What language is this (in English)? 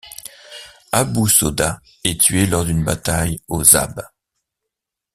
French